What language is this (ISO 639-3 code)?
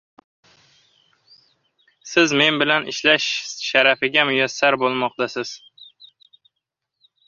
uzb